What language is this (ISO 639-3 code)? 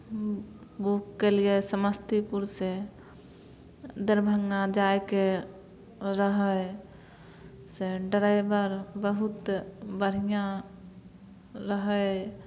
mai